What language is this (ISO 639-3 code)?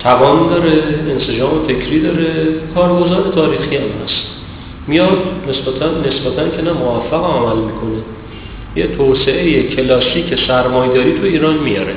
fas